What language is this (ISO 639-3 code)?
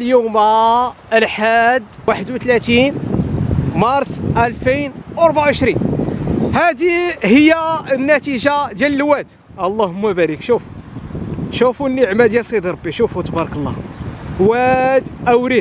ara